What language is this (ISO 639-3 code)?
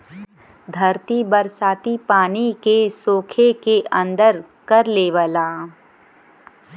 bho